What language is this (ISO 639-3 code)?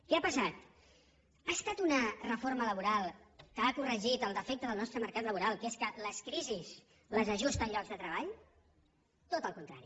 cat